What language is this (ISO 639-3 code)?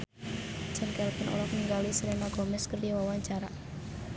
sun